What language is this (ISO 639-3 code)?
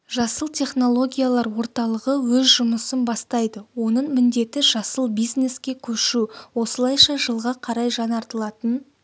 kaz